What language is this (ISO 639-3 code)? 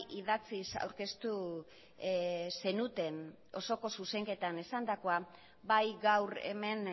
eus